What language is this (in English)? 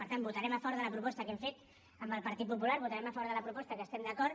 Catalan